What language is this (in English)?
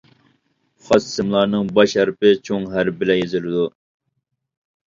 Uyghur